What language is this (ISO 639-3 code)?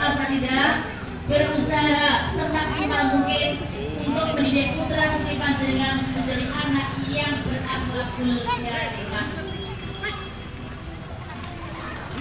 ind